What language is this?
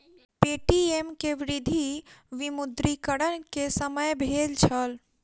Maithili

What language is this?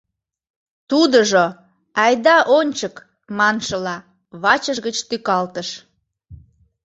Mari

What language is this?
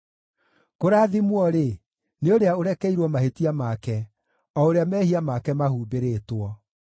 Kikuyu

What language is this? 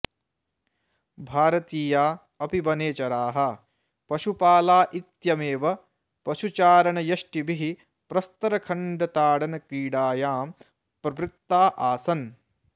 Sanskrit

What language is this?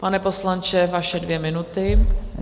Czech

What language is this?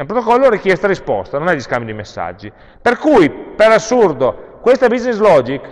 Italian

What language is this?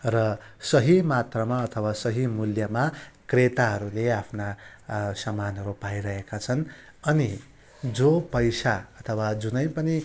Nepali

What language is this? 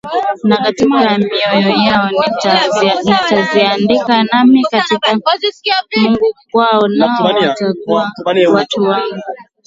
Swahili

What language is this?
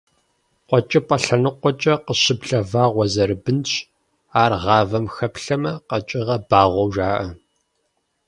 Kabardian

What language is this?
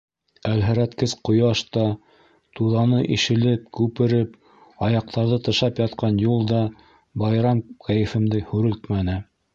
Bashkir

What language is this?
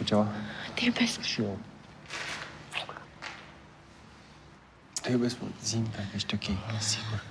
Romanian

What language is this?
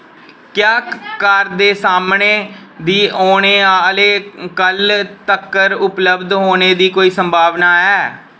Dogri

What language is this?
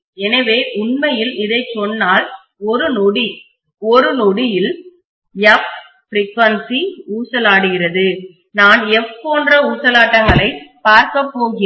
Tamil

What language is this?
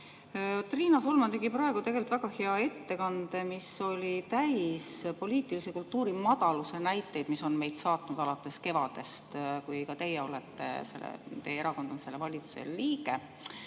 Estonian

